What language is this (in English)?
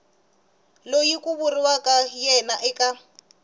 Tsonga